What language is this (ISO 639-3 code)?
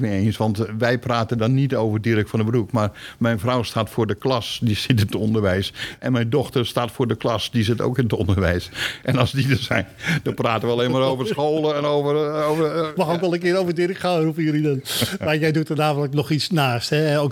nld